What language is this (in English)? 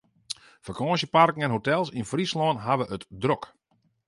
Western Frisian